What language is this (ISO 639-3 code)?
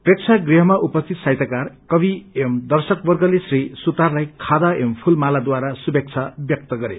nep